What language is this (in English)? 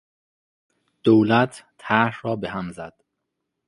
Persian